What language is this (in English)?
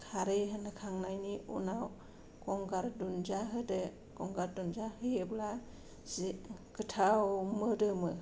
Bodo